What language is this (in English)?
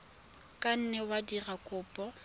Tswana